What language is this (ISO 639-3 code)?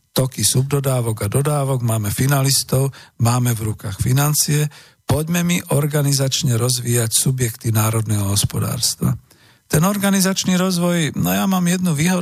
slk